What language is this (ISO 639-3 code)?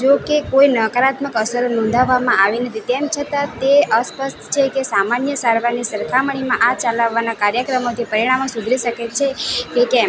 guj